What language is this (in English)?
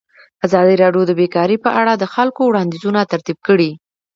Pashto